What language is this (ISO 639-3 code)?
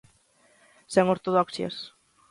glg